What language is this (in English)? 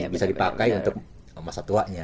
Indonesian